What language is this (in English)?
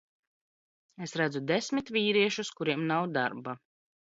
Latvian